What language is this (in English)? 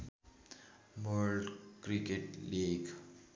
Nepali